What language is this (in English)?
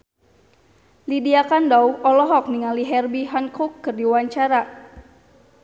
Sundanese